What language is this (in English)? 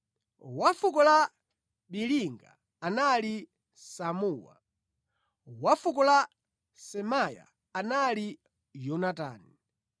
Nyanja